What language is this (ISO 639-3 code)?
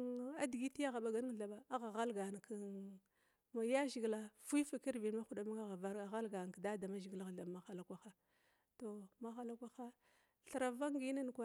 glw